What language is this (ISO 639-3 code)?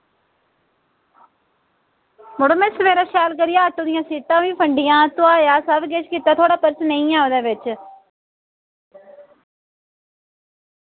doi